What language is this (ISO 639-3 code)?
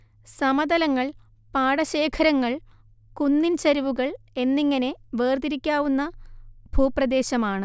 mal